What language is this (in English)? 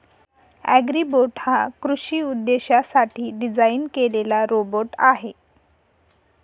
Marathi